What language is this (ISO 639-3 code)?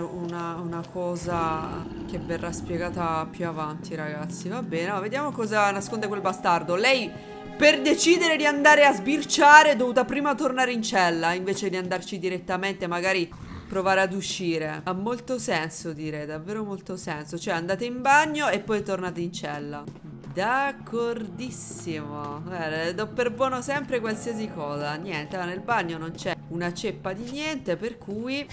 ita